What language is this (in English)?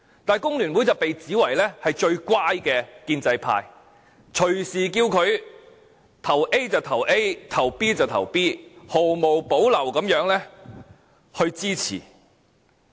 Cantonese